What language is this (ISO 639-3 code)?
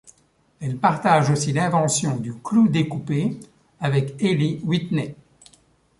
fra